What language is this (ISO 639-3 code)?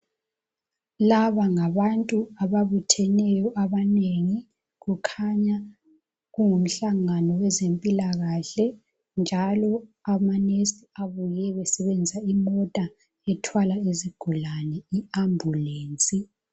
nde